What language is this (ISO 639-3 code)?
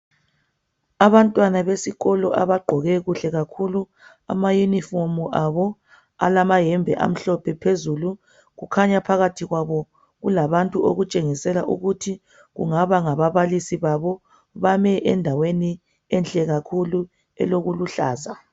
nde